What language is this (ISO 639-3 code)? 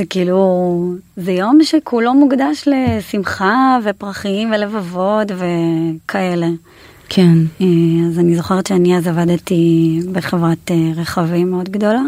heb